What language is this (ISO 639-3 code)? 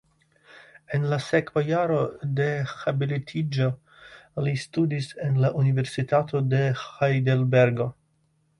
epo